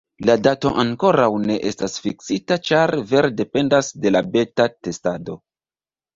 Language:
Esperanto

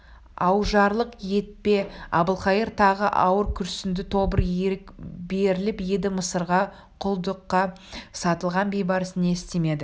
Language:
Kazakh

